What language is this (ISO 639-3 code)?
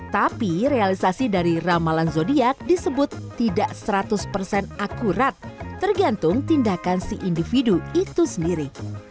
ind